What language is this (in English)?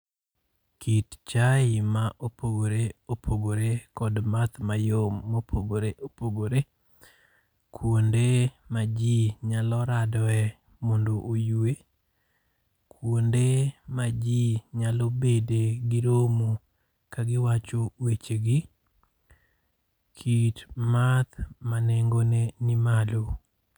Luo (Kenya and Tanzania)